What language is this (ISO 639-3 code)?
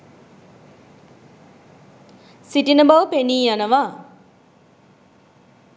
sin